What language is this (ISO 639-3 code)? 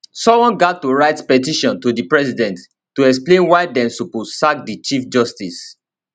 pcm